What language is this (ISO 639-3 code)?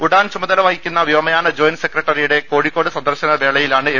mal